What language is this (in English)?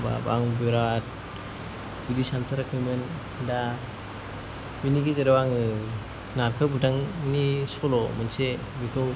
Bodo